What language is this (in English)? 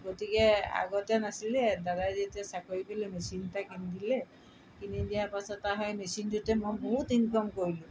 Assamese